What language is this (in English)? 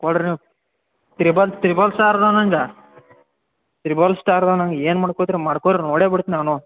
Kannada